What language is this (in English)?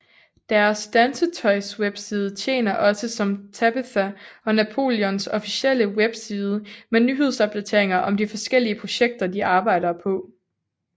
Danish